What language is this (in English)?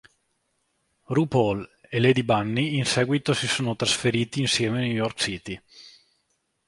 Italian